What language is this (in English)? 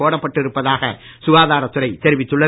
Tamil